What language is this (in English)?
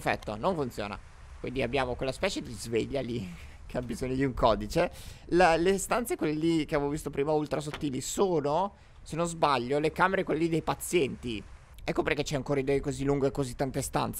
Italian